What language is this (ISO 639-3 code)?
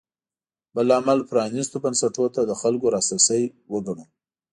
pus